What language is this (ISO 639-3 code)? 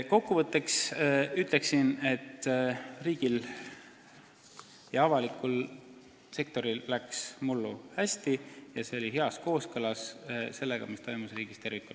est